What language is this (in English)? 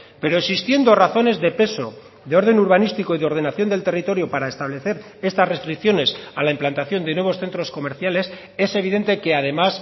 Spanish